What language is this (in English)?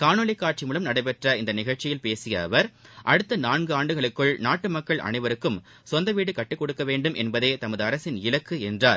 Tamil